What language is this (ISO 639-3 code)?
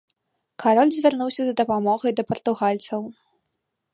bel